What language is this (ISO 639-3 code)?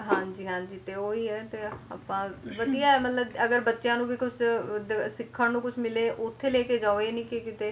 pan